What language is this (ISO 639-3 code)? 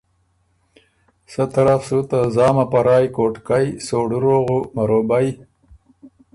oru